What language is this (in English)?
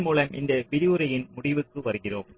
Tamil